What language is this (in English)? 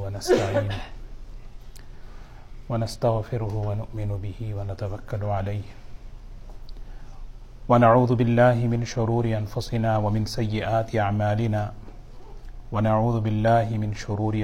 Urdu